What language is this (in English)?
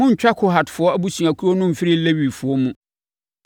Akan